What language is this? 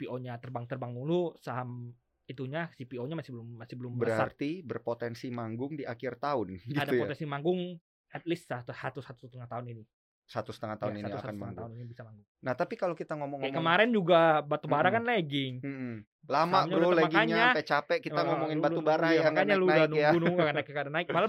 Indonesian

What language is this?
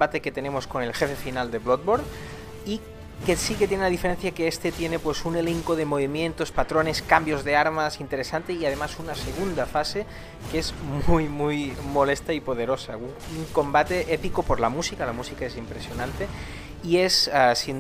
Spanish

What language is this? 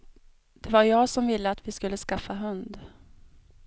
Swedish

